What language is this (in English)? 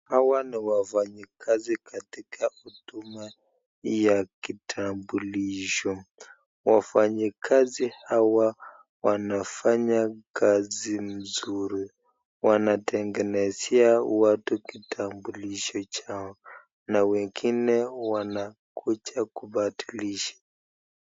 Swahili